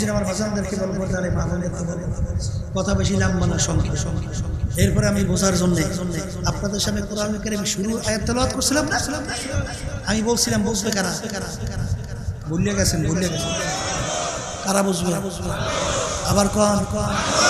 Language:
Arabic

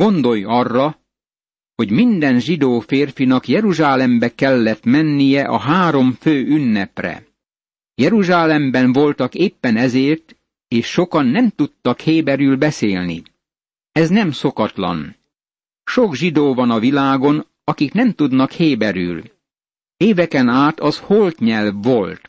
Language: Hungarian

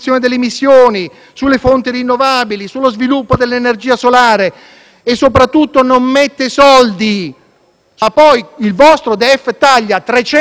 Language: Italian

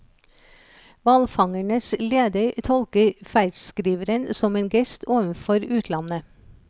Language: Norwegian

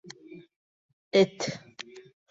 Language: Bashkir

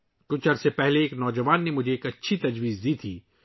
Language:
Urdu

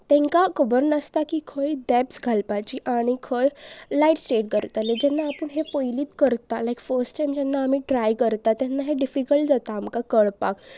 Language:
Konkani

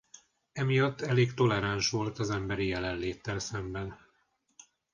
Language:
Hungarian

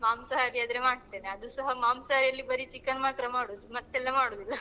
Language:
Kannada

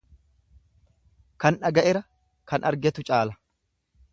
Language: Oromo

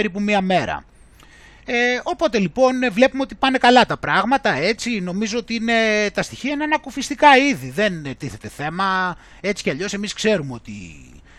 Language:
Greek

